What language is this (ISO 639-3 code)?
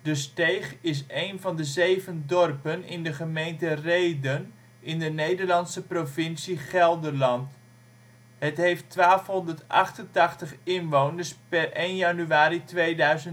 nld